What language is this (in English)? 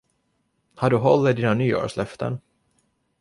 Swedish